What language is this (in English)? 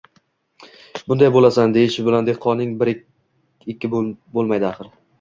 Uzbek